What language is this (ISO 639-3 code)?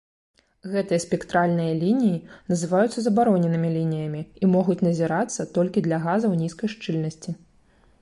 bel